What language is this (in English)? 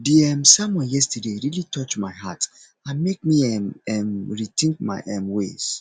Nigerian Pidgin